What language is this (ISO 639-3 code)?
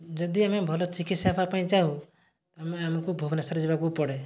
ori